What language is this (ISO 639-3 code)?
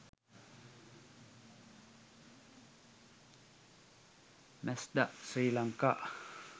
sin